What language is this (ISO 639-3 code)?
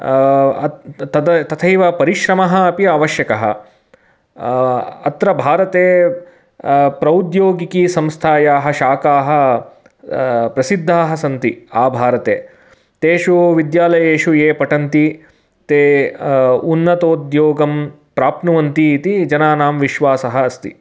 san